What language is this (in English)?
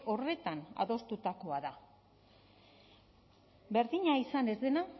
Basque